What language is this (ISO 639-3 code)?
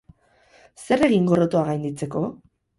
eus